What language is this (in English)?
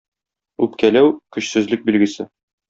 Tatar